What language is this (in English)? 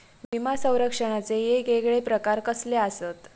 Marathi